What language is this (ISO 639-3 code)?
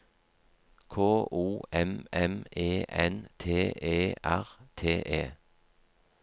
nor